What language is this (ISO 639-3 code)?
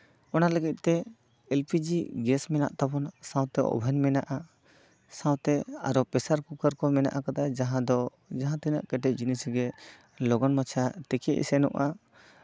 sat